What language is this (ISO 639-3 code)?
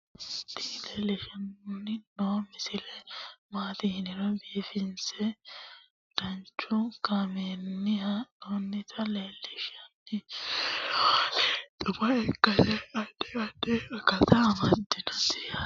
sid